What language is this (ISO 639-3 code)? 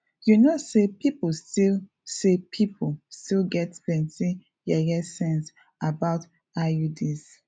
pcm